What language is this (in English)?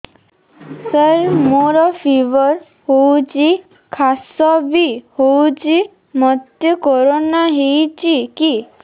Odia